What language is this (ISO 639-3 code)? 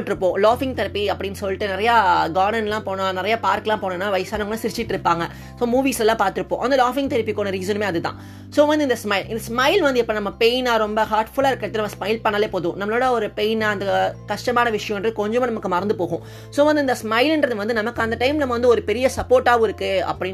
tam